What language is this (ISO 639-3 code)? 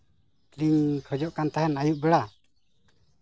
sat